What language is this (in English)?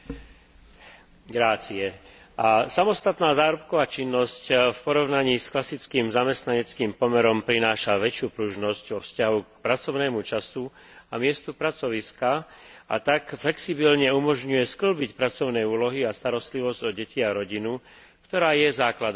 Slovak